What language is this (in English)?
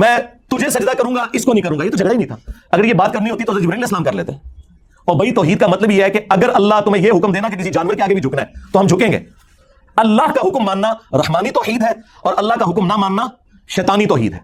Urdu